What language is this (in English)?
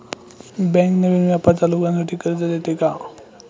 Marathi